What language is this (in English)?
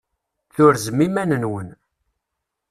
Kabyle